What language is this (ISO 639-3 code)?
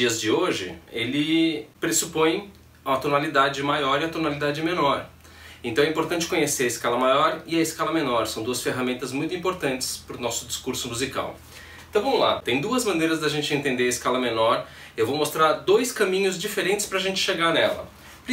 por